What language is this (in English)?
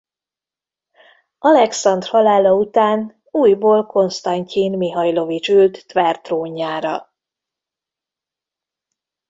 Hungarian